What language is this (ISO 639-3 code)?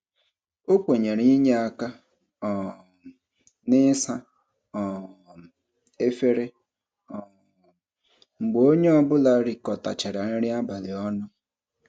ibo